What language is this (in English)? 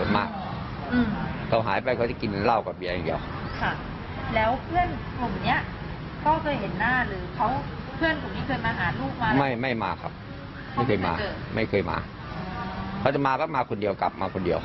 Thai